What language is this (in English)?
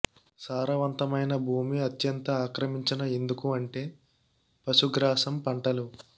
Telugu